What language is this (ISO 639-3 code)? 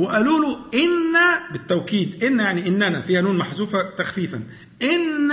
ara